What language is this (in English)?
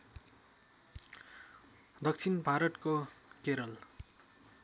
Nepali